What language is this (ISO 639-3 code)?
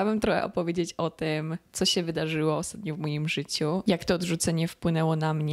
pol